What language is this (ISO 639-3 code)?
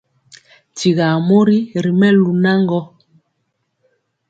mcx